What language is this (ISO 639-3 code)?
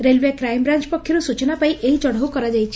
ori